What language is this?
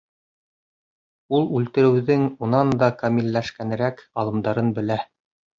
Bashkir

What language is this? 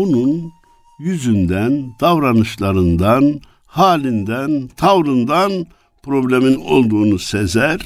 Turkish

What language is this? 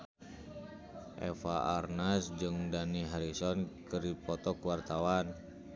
Sundanese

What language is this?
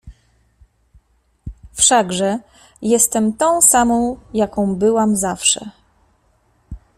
Polish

